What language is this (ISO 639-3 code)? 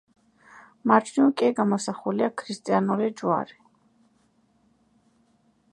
kat